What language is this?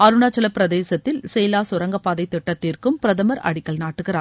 Tamil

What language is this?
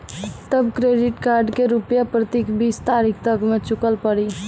Maithili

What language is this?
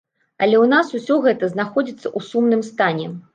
Belarusian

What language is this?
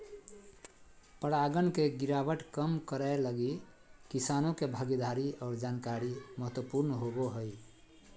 Magahi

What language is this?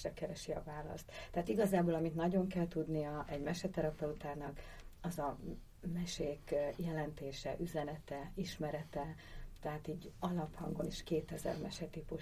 Hungarian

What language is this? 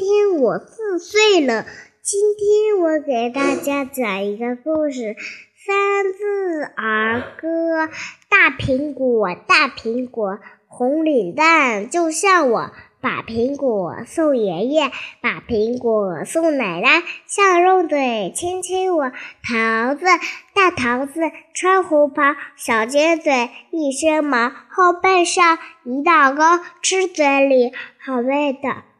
Chinese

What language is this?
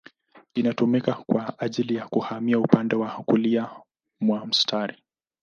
Swahili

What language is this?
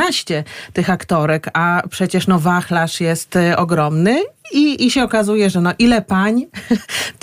Polish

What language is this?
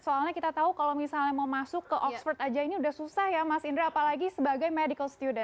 Indonesian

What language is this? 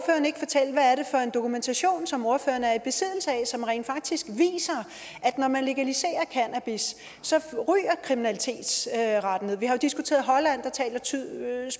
Danish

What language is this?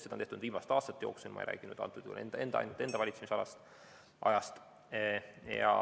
Estonian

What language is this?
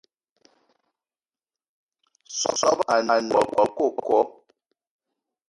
Eton (Cameroon)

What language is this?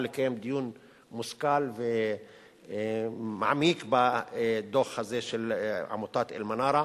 Hebrew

